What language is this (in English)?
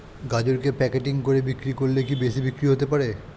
Bangla